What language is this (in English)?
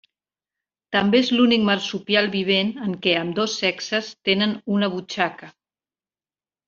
Catalan